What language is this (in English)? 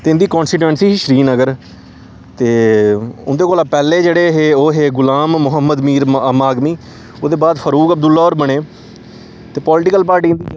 Dogri